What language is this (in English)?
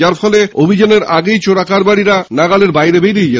Bangla